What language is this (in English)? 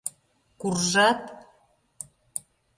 Mari